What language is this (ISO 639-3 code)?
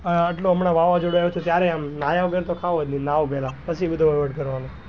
guj